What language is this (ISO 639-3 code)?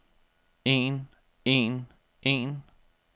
dan